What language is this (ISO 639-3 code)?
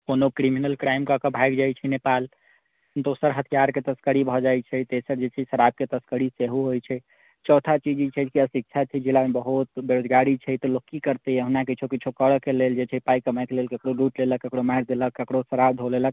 mai